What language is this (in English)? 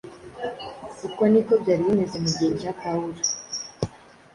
Kinyarwanda